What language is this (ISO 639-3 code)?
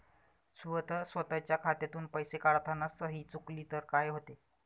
mar